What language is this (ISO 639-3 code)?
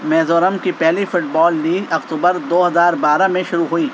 urd